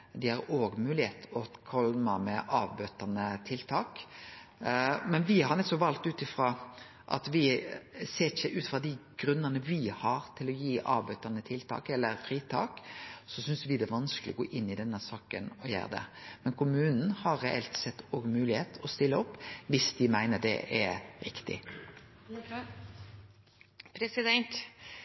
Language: Norwegian Nynorsk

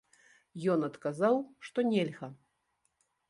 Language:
Belarusian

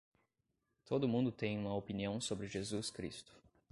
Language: Portuguese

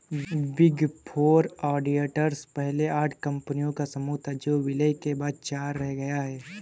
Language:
Hindi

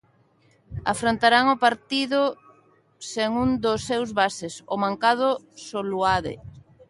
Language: Galician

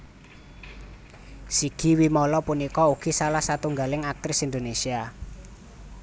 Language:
Javanese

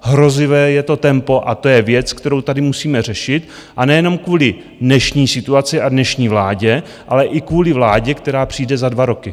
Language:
Czech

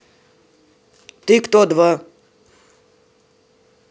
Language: Russian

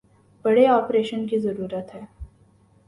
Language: Urdu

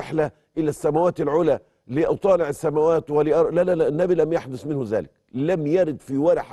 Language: Arabic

